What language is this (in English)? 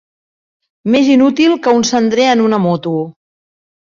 Catalan